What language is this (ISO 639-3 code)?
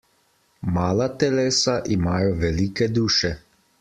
slv